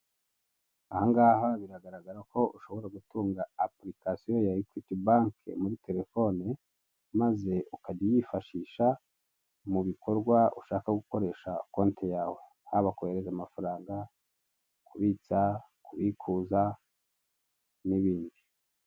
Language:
Kinyarwanda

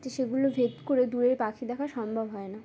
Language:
Bangla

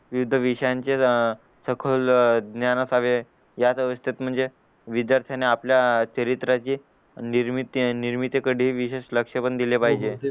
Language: Marathi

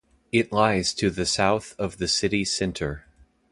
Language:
English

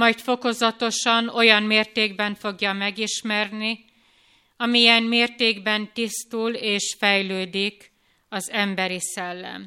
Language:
Hungarian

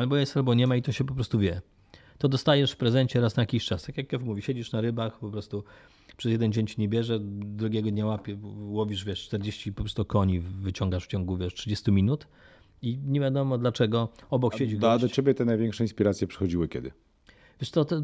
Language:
Polish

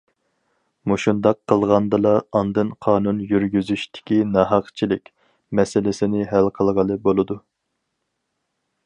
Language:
Uyghur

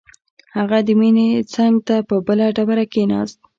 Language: Pashto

